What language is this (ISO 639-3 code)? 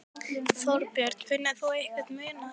isl